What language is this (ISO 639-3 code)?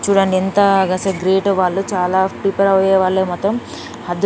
tel